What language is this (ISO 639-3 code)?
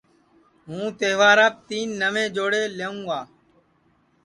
ssi